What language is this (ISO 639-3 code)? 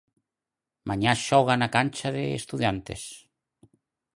glg